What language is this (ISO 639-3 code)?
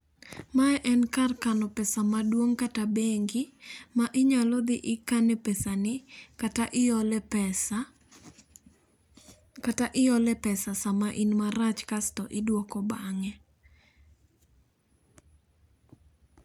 luo